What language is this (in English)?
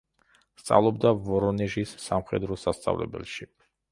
Georgian